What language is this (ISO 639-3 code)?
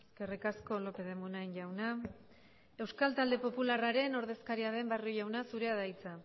eus